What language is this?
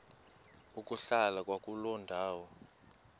Xhosa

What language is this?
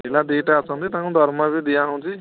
Odia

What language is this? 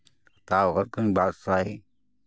Santali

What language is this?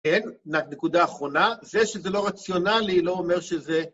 Hebrew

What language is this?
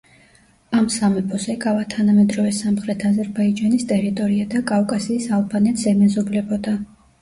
Georgian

